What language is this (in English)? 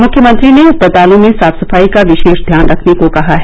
Hindi